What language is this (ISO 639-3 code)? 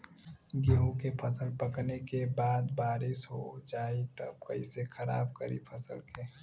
bho